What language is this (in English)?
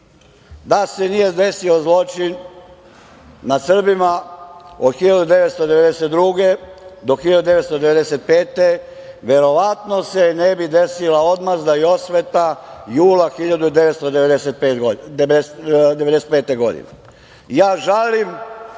Serbian